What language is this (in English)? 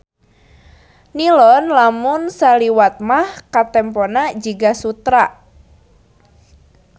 Sundanese